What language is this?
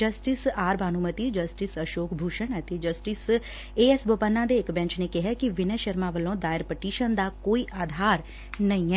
Punjabi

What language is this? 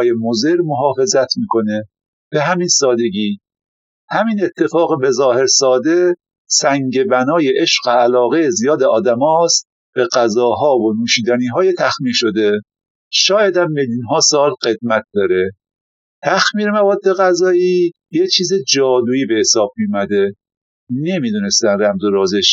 Persian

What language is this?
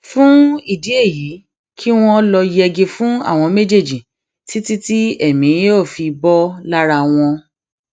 Yoruba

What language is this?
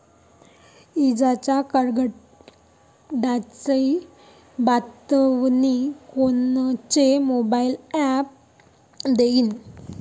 Marathi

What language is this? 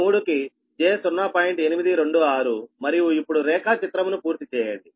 Telugu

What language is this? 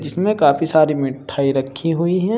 Hindi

